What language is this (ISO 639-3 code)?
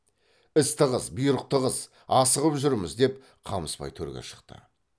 kaz